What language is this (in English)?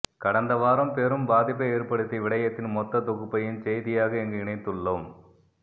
Tamil